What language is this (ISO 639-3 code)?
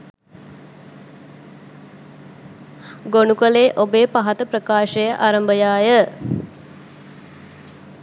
sin